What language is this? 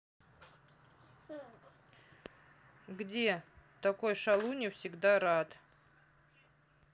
Russian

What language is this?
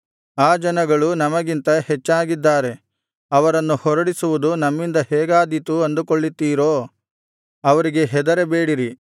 Kannada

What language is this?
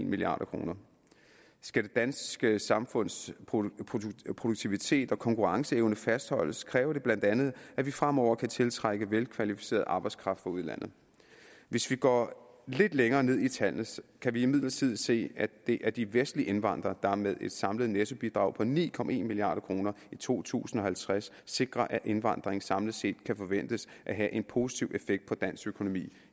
Danish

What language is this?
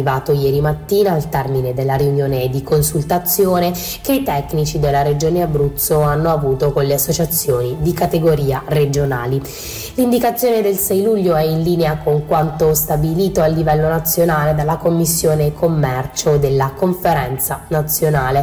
Italian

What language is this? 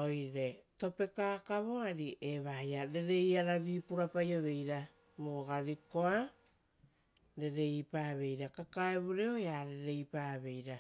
Rotokas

